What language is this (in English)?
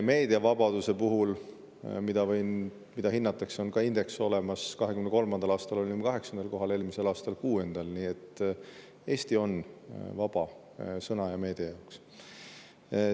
Estonian